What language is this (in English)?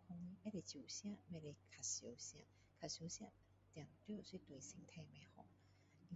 Min Dong Chinese